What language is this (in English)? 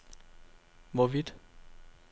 Danish